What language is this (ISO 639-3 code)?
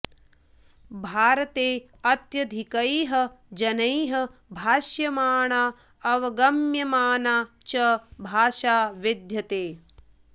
san